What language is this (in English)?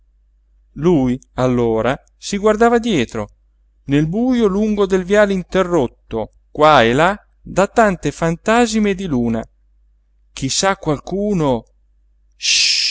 Italian